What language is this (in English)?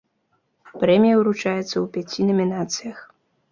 Belarusian